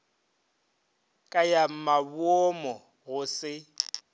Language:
Northern Sotho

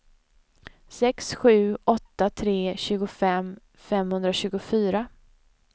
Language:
Swedish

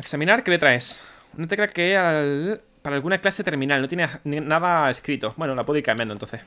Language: Spanish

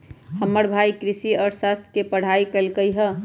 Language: Magahi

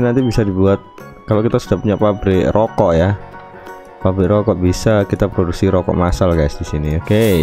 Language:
Indonesian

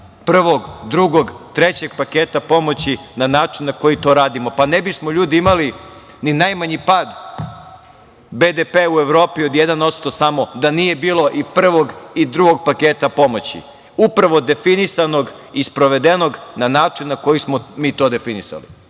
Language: Serbian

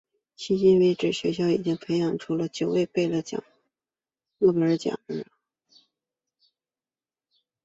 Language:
Chinese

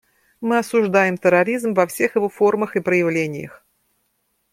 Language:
Russian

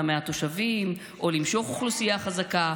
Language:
Hebrew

